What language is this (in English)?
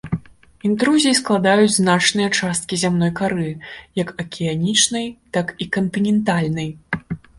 Belarusian